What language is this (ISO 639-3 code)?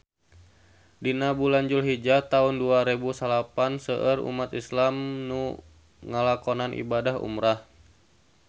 sun